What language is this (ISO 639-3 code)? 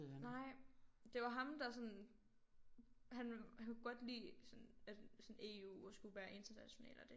dan